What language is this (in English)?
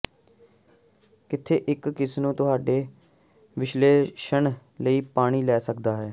Punjabi